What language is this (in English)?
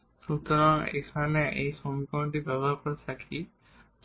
Bangla